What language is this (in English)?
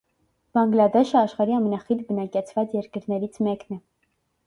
Armenian